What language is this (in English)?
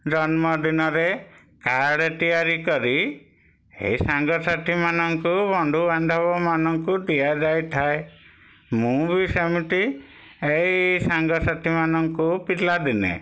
Odia